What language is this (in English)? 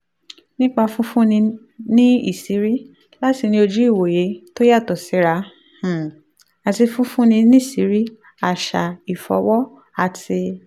Yoruba